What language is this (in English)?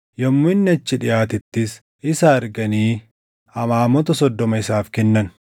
Oromo